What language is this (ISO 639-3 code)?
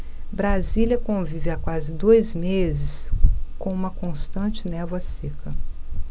por